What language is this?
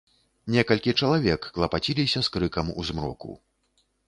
Belarusian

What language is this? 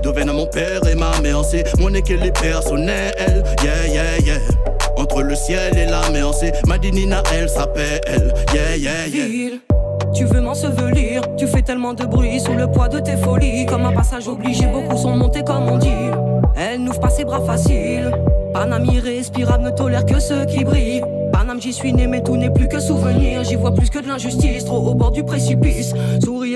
French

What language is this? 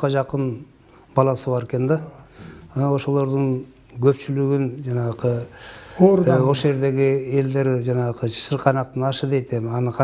Turkish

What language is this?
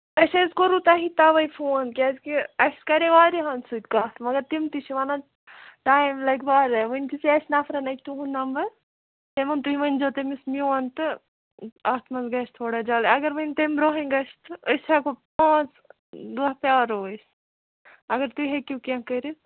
Kashmiri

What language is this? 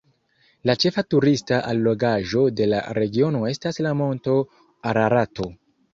Esperanto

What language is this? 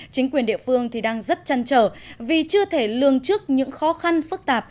Vietnamese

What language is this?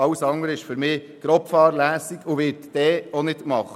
Swiss German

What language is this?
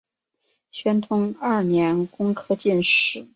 Chinese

